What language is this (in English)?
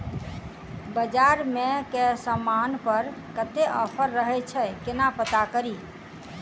Maithili